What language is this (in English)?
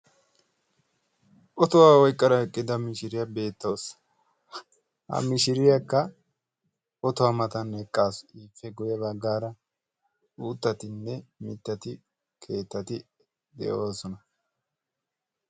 Wolaytta